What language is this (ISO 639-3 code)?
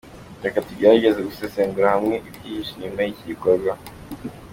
kin